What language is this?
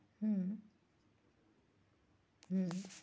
Bangla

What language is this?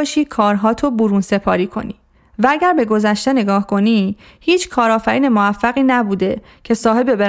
Persian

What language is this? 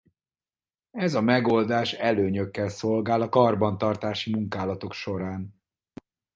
Hungarian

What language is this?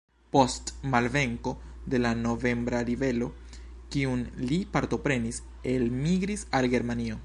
Esperanto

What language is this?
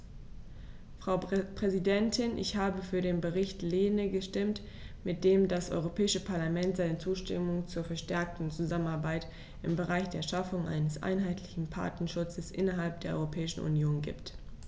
German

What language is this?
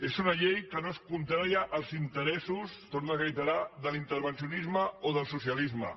Catalan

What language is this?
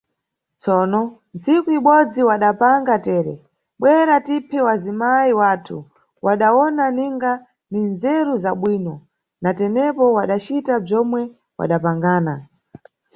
Nyungwe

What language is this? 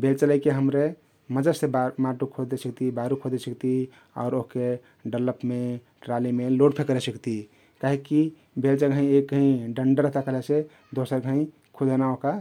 Kathoriya Tharu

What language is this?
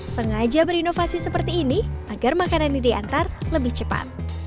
Indonesian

